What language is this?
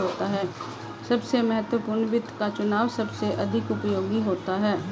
Hindi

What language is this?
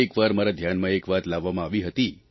Gujarati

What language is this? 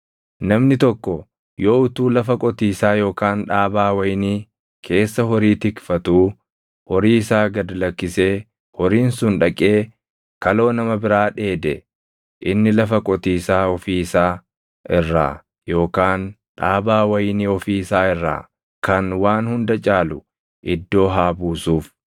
Oromo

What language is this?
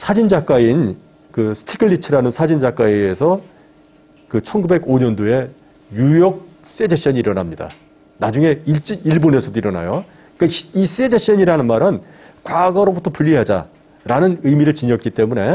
Korean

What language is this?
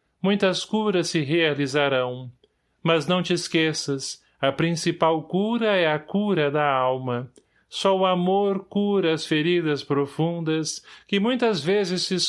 Portuguese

